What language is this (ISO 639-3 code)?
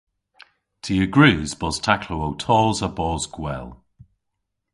cor